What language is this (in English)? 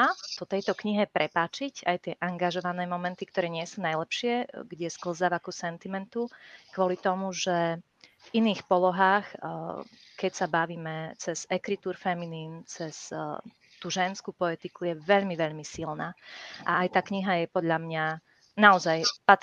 Slovak